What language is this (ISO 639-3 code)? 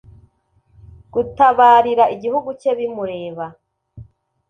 kin